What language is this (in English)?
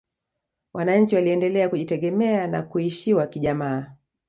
Swahili